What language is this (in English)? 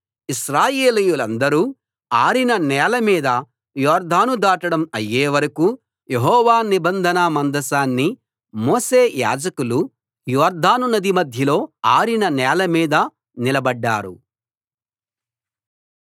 Telugu